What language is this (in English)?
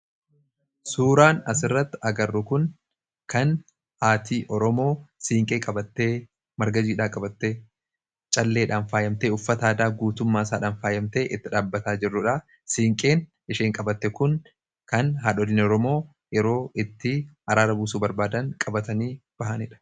Oromo